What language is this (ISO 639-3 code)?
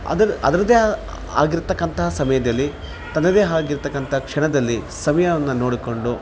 kan